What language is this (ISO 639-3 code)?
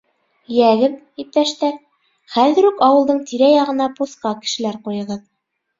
bak